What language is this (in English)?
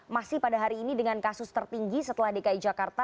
Indonesian